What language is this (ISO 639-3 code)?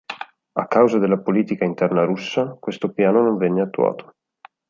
ita